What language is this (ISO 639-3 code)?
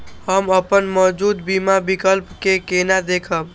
mai